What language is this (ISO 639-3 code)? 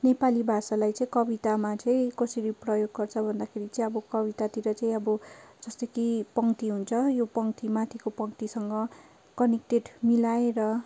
nep